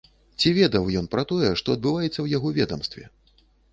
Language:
Belarusian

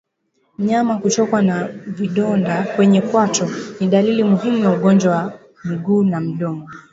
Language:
Swahili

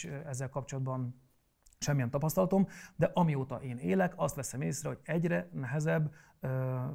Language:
Hungarian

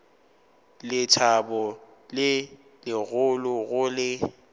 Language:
Northern Sotho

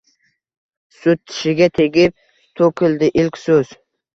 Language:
Uzbek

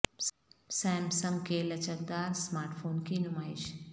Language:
Urdu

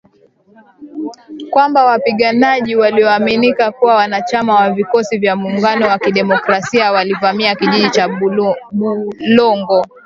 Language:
Swahili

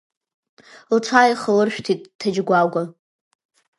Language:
Abkhazian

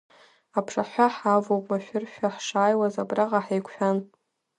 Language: Abkhazian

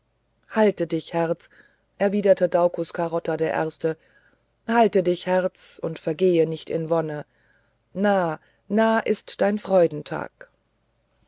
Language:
German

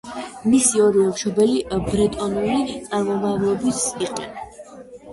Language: Georgian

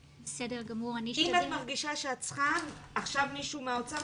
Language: Hebrew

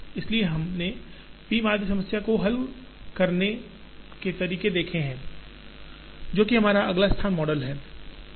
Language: Hindi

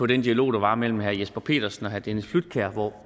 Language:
Danish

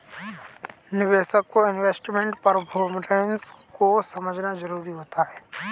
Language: Hindi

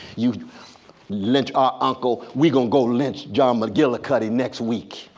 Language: English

